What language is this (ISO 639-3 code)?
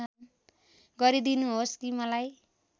nep